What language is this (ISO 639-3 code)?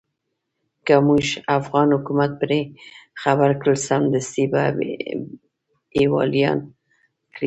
pus